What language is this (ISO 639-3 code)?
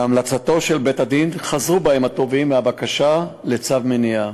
heb